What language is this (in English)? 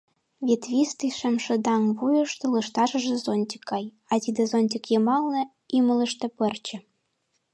Mari